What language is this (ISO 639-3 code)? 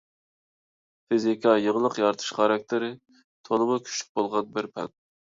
uig